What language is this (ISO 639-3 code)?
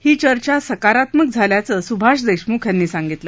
mar